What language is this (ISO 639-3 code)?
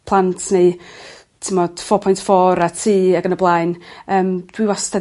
cym